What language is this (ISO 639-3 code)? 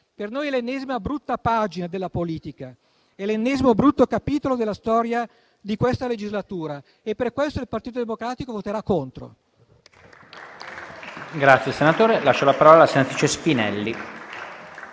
ita